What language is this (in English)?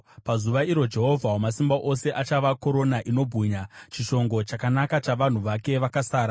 Shona